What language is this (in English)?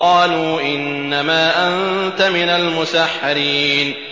Arabic